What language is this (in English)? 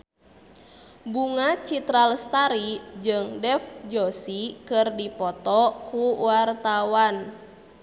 Sundanese